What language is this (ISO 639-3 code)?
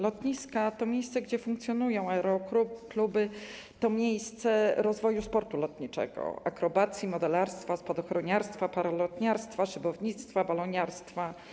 pol